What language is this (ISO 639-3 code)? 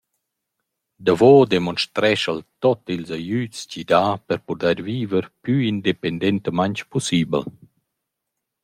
roh